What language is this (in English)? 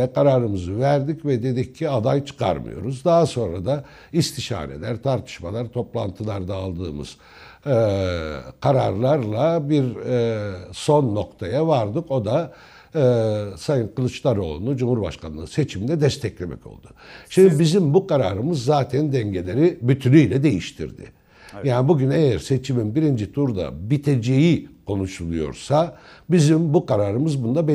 Turkish